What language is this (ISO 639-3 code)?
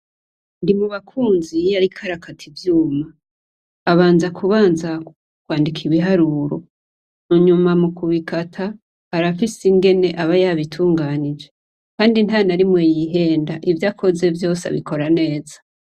run